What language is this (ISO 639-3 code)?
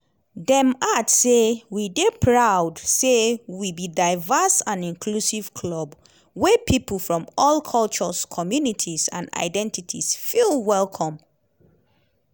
pcm